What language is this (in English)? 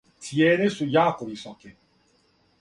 Serbian